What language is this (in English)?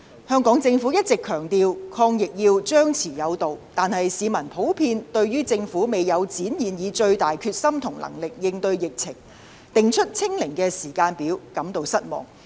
Cantonese